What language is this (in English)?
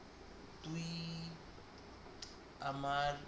Bangla